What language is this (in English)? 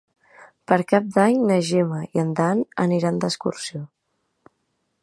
Catalan